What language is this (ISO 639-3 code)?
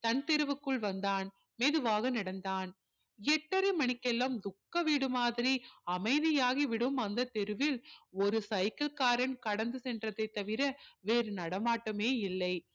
tam